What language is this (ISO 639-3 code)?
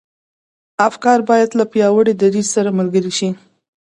pus